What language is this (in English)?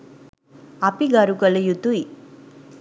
Sinhala